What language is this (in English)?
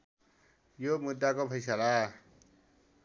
Nepali